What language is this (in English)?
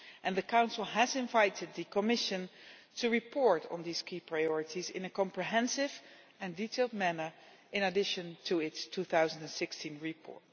English